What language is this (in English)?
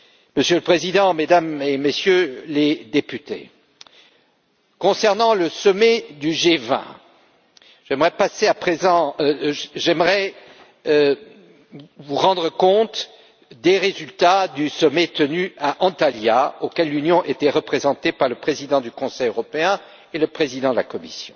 French